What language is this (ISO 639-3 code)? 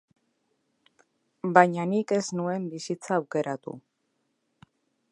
eus